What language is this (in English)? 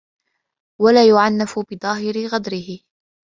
Arabic